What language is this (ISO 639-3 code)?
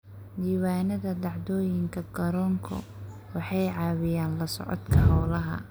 som